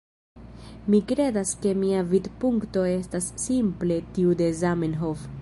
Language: Esperanto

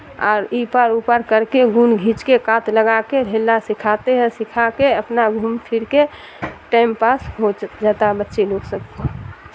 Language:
Urdu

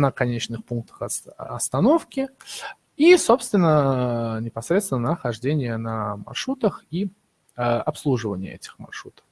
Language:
Russian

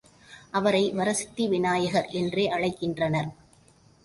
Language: Tamil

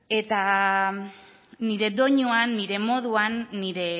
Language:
Basque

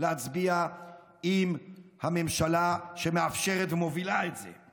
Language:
Hebrew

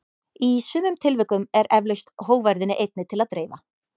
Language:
Icelandic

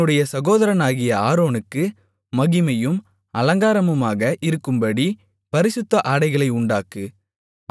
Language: Tamil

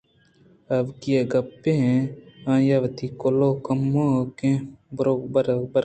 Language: Eastern Balochi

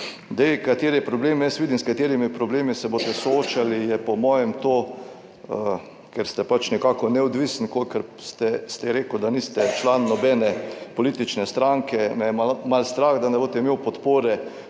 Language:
Slovenian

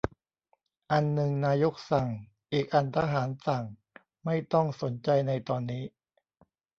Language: Thai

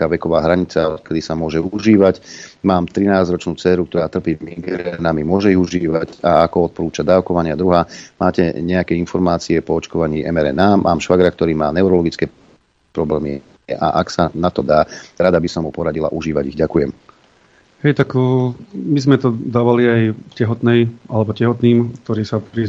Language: Slovak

